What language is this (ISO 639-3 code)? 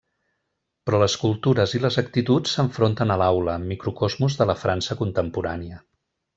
cat